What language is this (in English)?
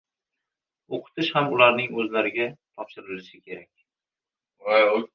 Uzbek